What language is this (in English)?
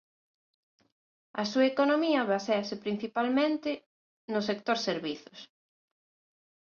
Galician